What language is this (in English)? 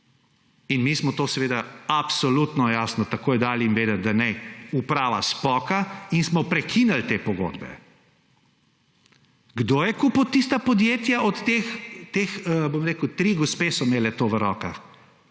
Slovenian